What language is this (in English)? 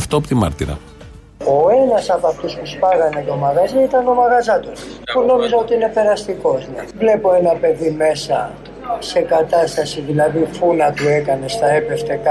Greek